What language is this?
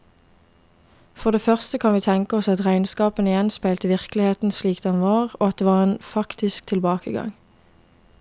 Norwegian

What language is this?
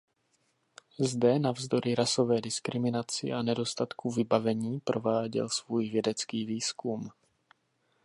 Czech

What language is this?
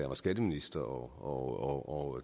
Danish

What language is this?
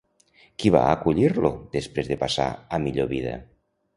Catalan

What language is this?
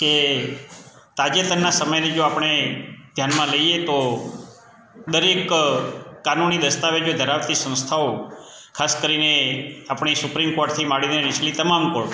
Gujarati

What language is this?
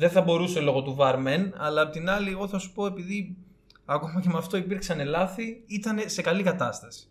Greek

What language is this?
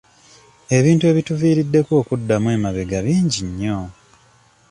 Ganda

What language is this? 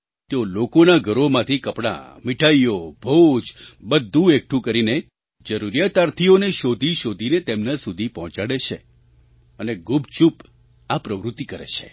Gujarati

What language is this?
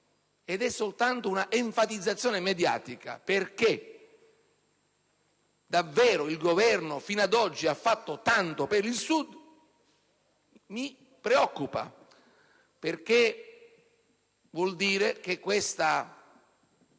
Italian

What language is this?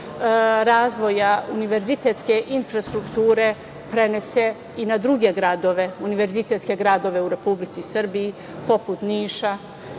Serbian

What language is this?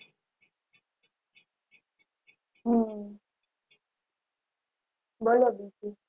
Gujarati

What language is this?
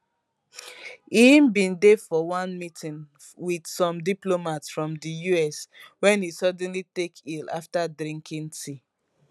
Nigerian Pidgin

